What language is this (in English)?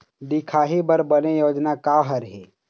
Chhattisgarhi